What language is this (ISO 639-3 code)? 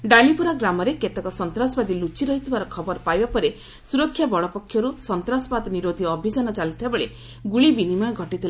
ori